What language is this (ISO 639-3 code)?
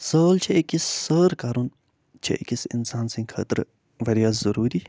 kas